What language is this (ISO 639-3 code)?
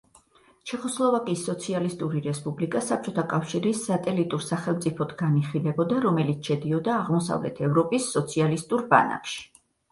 kat